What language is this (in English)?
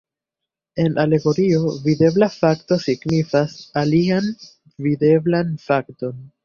Esperanto